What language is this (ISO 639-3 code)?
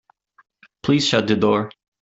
eng